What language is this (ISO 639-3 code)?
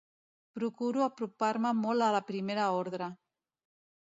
cat